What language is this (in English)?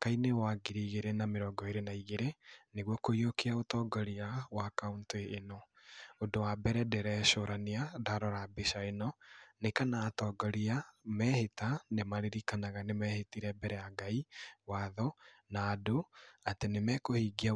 Kikuyu